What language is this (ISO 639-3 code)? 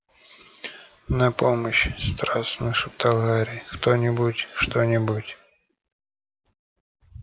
rus